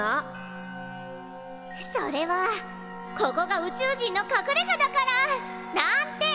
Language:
Japanese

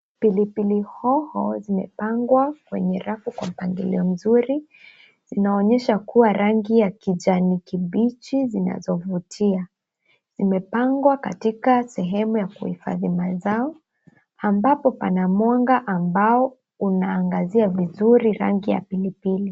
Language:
Swahili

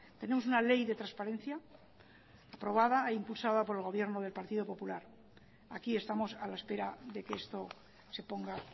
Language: Spanish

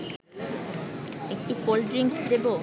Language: Bangla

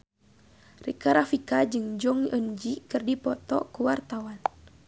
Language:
Sundanese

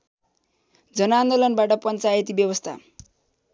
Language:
Nepali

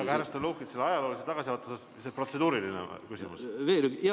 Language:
Estonian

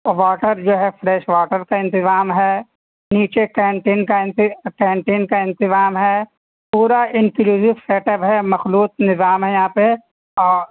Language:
Urdu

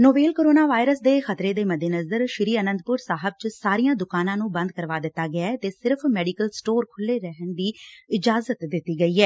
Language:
Punjabi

